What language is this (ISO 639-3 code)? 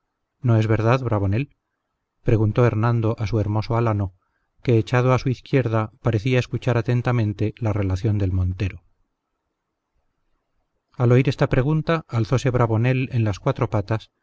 spa